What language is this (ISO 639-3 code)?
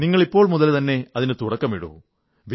mal